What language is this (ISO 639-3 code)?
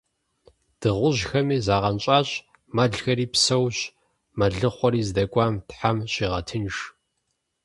kbd